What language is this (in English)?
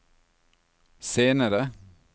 Norwegian